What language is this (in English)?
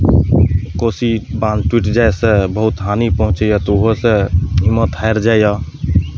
Maithili